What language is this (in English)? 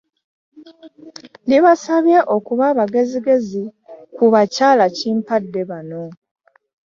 Ganda